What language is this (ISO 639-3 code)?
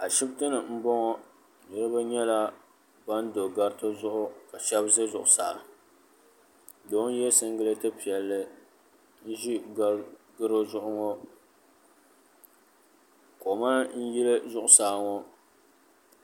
dag